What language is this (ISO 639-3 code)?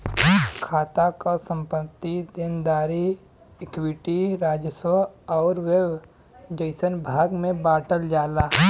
bho